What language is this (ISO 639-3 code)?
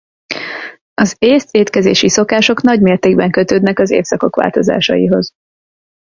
hun